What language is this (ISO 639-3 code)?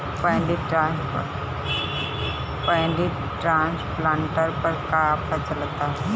bho